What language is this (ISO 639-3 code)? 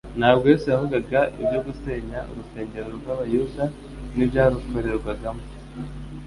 kin